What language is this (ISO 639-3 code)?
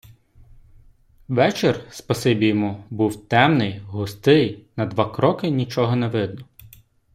ukr